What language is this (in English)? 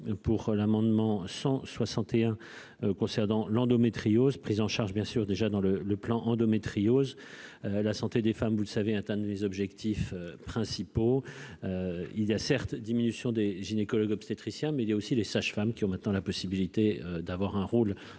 French